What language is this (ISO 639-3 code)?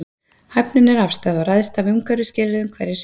isl